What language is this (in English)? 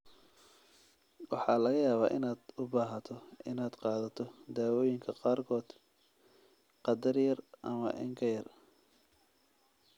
Somali